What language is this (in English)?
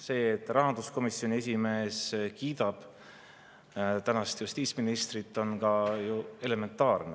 Estonian